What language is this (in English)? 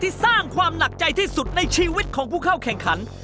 Thai